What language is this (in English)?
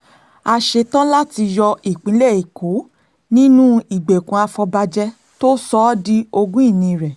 Yoruba